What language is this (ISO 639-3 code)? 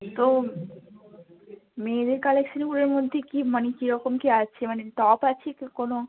ben